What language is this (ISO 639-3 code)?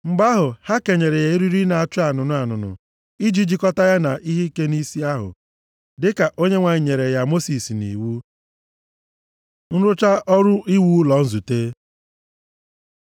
ibo